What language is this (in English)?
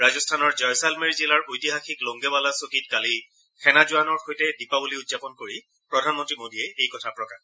Assamese